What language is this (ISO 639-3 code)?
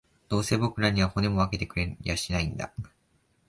jpn